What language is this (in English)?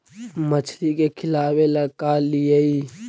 Magahi